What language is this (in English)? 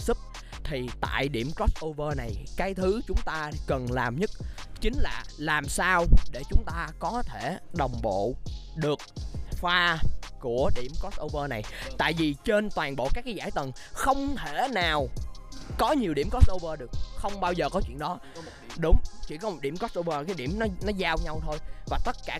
Vietnamese